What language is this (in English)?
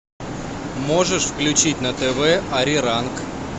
Russian